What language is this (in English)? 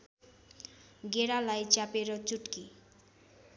Nepali